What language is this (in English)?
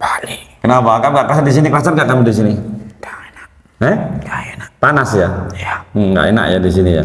Indonesian